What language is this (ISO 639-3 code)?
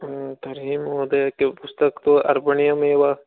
san